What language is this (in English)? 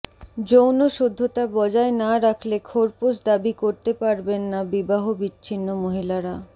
Bangla